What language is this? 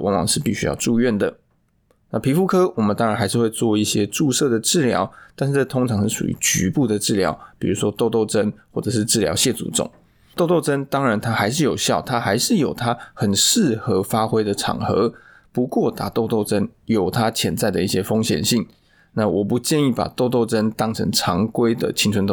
Chinese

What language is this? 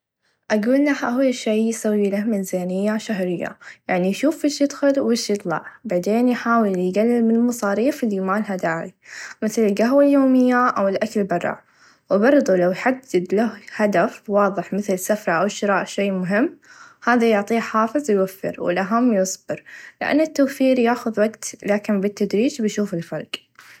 Najdi Arabic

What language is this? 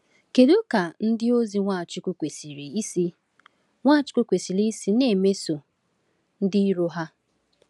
Igbo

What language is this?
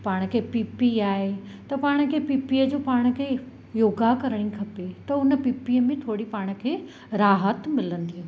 Sindhi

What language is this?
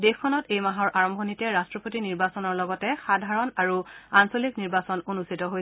Assamese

